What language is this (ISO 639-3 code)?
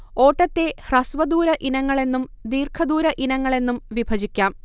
mal